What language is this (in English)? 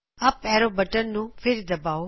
Punjabi